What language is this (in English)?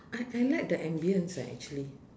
English